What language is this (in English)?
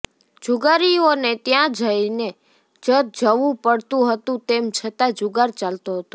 Gujarati